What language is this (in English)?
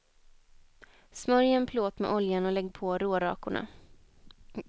Swedish